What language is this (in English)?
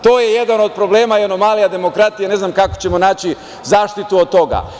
Serbian